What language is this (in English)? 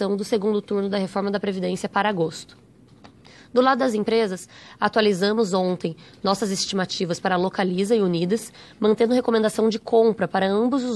Portuguese